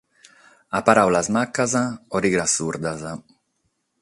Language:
Sardinian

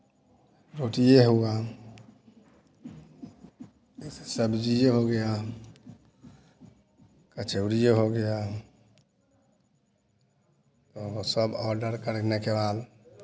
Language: Hindi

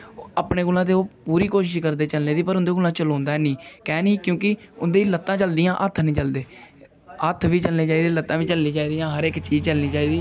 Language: Dogri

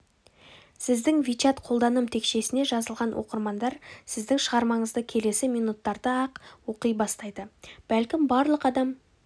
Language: Kazakh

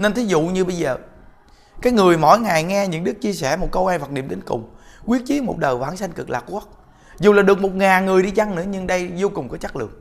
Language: Vietnamese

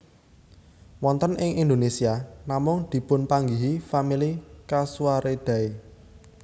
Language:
Javanese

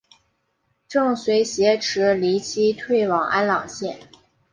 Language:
Chinese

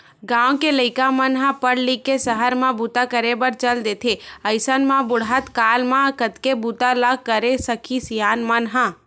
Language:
Chhattisgarhi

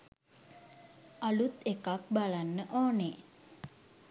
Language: Sinhala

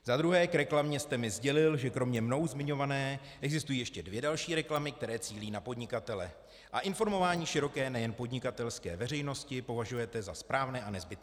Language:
Czech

